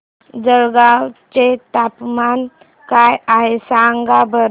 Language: Marathi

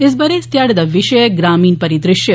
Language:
Dogri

